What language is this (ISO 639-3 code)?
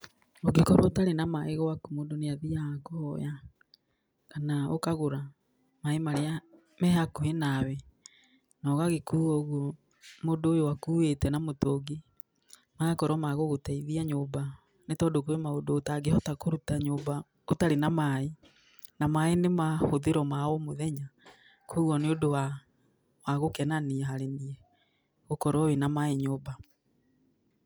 kik